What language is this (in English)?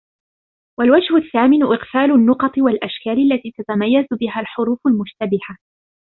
Arabic